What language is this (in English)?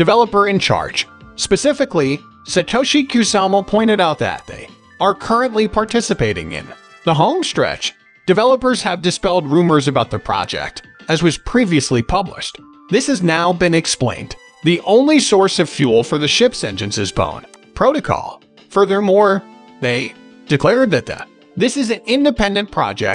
English